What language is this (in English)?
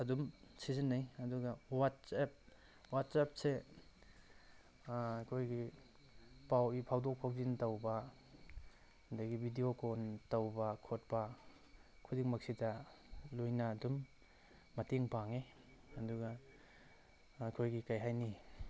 Manipuri